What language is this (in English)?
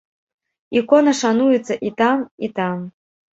Belarusian